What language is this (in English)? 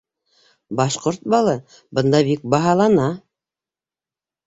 Bashkir